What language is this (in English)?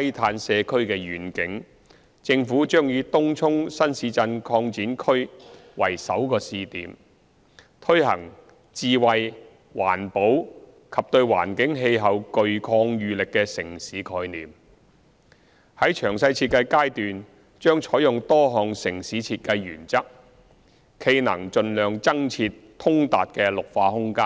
Cantonese